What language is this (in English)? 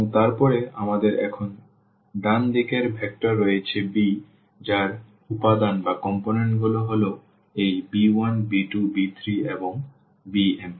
Bangla